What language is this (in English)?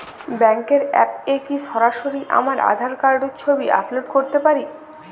Bangla